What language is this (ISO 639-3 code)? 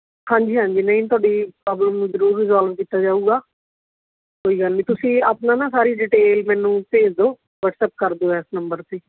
pan